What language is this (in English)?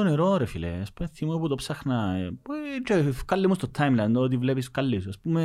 Greek